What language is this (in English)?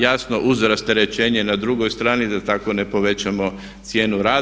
Croatian